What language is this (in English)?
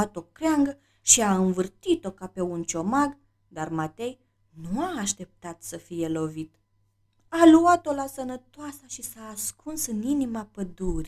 Romanian